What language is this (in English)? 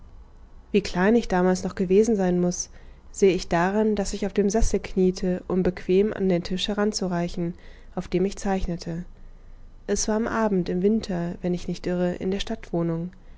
German